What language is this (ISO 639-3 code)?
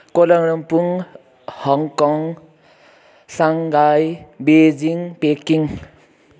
nep